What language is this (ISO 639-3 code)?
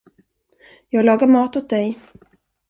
swe